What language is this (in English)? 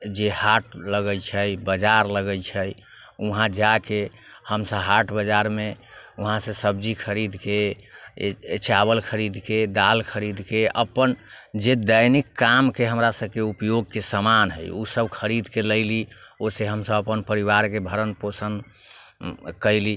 Maithili